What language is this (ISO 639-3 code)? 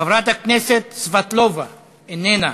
heb